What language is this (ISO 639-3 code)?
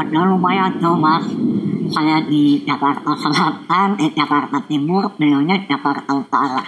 ind